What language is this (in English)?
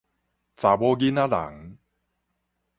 Min Nan Chinese